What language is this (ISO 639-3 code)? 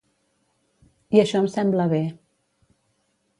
cat